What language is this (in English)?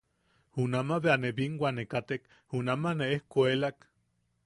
Yaqui